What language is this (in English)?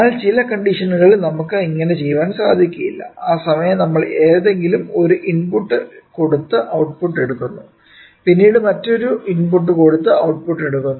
Malayalam